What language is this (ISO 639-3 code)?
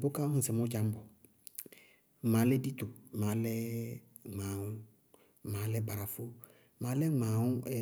bqg